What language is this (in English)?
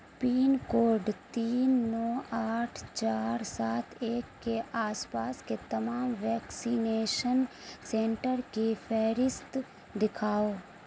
Urdu